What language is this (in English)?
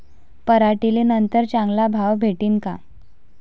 Marathi